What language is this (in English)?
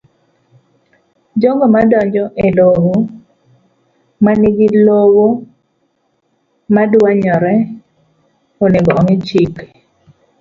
Luo (Kenya and Tanzania)